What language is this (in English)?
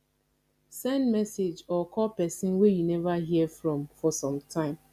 Nigerian Pidgin